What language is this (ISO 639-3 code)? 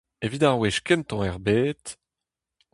bre